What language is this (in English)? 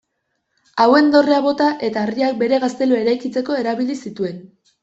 Basque